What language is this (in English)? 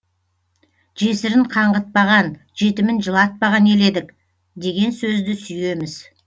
Kazakh